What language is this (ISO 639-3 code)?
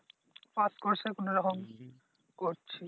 ben